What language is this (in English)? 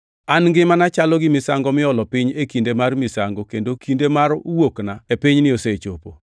Luo (Kenya and Tanzania)